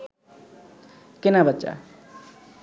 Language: Bangla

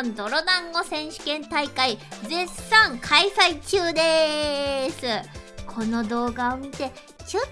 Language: Japanese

